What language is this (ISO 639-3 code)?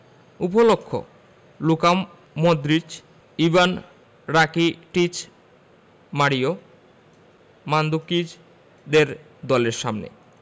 ben